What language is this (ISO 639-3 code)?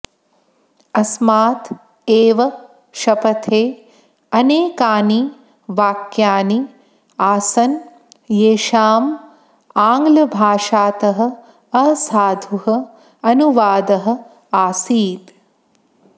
san